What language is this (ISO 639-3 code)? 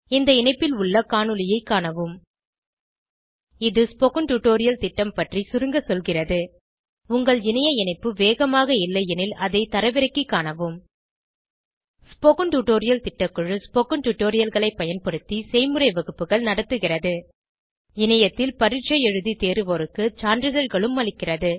tam